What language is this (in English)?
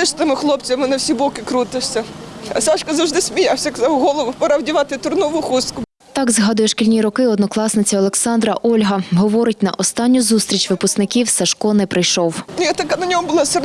Ukrainian